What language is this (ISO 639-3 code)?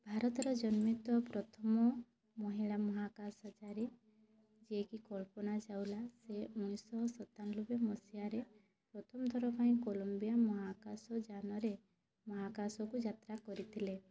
ori